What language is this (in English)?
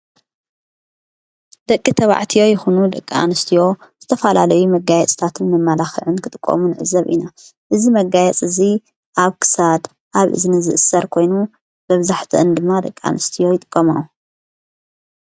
Tigrinya